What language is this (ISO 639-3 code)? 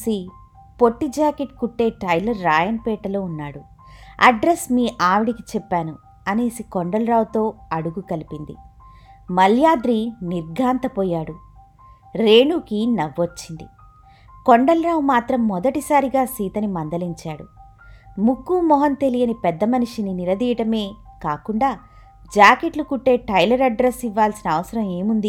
tel